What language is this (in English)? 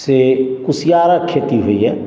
Maithili